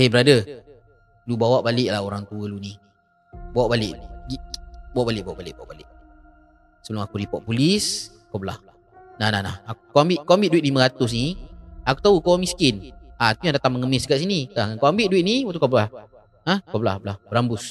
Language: Malay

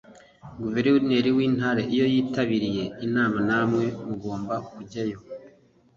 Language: Kinyarwanda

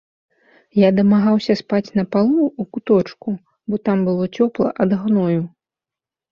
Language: Belarusian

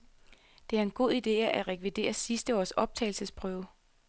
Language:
Danish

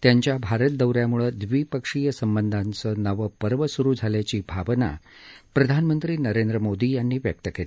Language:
Marathi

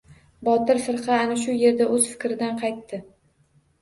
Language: Uzbek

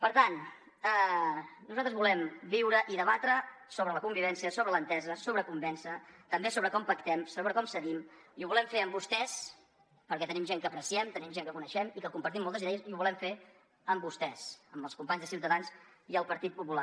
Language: Catalan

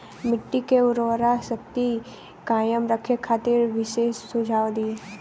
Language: Bhojpuri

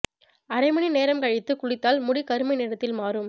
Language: Tamil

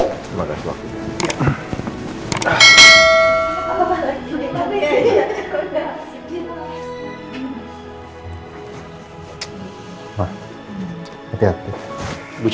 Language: Indonesian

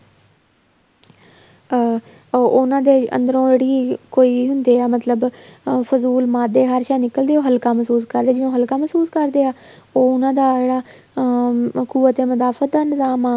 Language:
Punjabi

